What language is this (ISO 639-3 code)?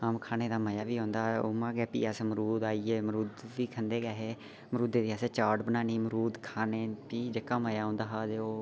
doi